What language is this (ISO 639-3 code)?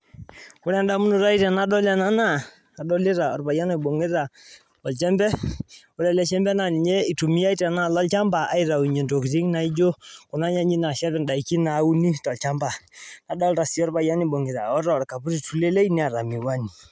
mas